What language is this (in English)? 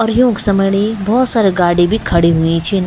Garhwali